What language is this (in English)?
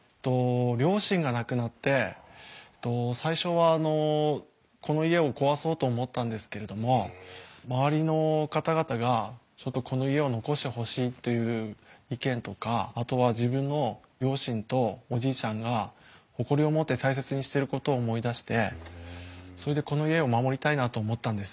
Japanese